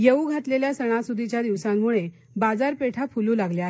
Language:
Marathi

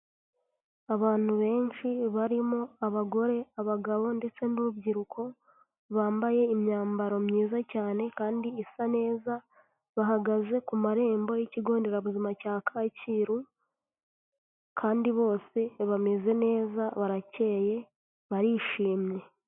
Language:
Kinyarwanda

